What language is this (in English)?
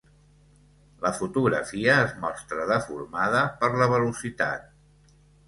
Catalan